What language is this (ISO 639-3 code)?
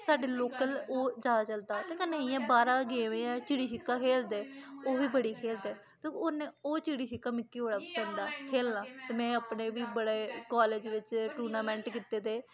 doi